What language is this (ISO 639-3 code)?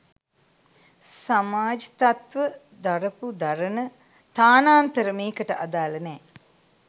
sin